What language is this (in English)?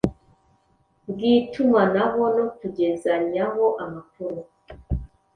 Kinyarwanda